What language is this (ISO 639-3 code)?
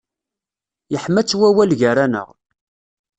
kab